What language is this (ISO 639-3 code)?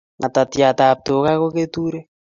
kln